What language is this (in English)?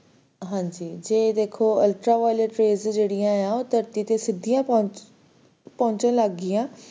Punjabi